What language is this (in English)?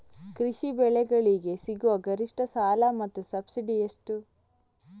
Kannada